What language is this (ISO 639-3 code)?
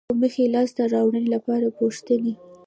pus